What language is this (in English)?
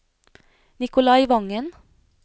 Norwegian